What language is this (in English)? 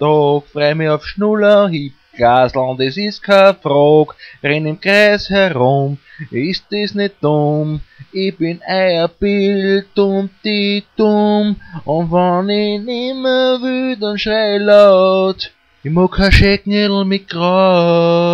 German